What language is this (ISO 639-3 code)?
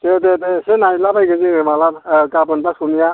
brx